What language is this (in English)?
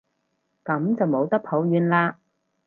Cantonese